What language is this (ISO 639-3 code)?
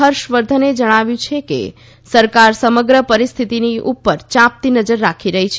guj